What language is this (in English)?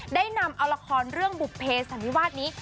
Thai